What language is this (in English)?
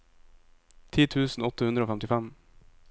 Norwegian